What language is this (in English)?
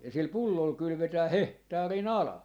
Finnish